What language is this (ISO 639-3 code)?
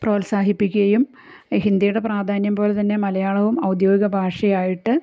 mal